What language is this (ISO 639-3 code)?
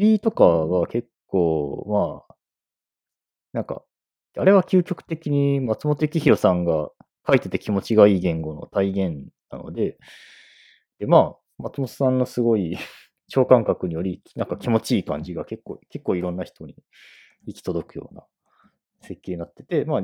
jpn